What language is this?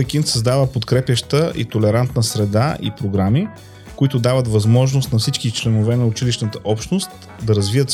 Bulgarian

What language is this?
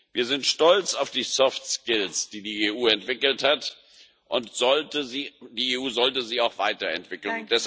German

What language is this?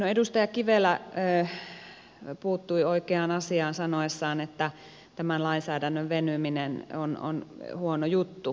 Finnish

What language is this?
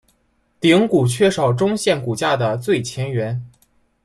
Chinese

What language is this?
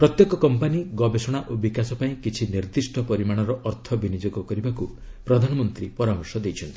Odia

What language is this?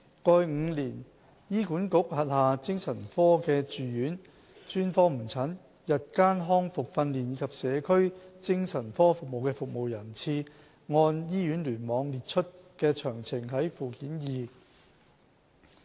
Cantonese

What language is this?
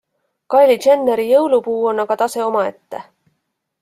Estonian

